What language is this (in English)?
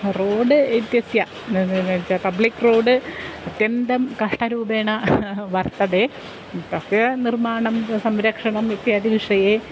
Sanskrit